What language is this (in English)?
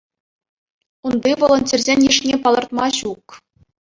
Chuvash